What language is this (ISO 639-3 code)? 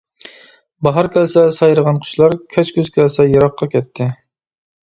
uig